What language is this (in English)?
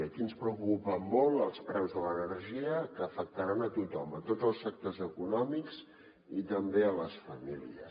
Catalan